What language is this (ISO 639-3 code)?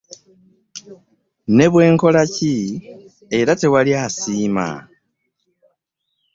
lug